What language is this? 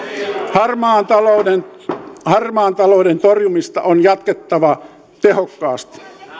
Finnish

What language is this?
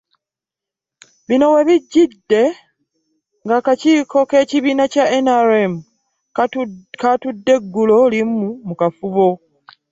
Ganda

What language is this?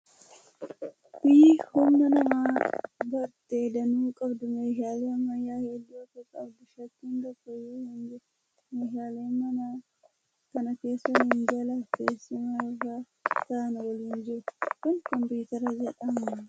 Oromo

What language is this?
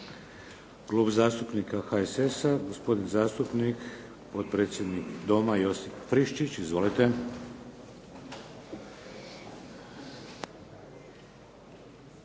Croatian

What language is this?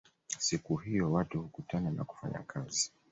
Swahili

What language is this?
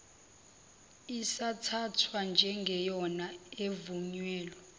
Zulu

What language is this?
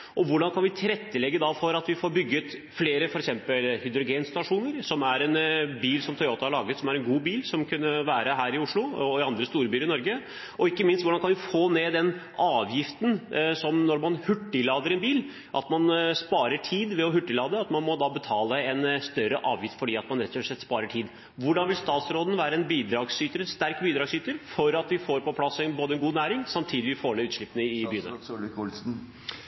Norwegian Bokmål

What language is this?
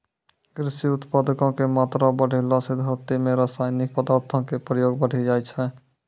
Maithili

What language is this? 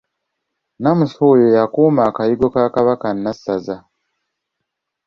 Ganda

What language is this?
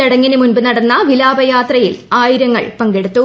Malayalam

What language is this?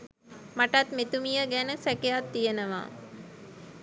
Sinhala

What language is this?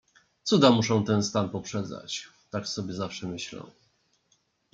Polish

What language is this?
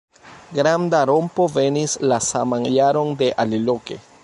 Esperanto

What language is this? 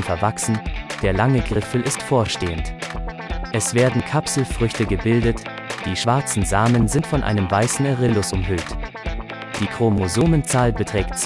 German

